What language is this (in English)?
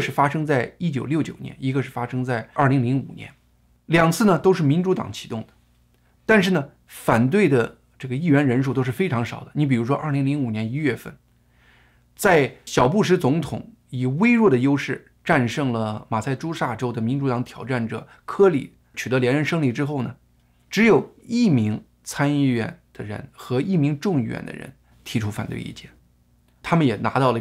Chinese